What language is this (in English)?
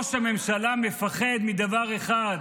Hebrew